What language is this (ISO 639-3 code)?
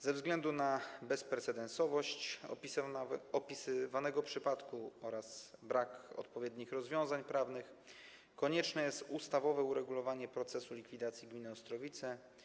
pol